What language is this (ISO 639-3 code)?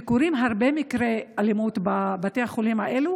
heb